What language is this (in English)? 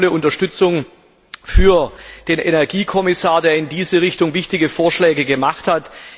German